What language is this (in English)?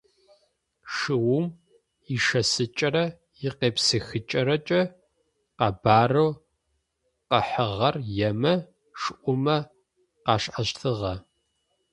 Adyghe